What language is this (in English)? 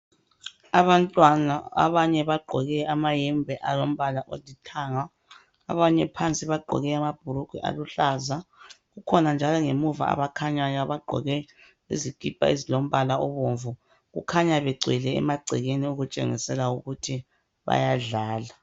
North Ndebele